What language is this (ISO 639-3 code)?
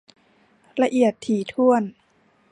tha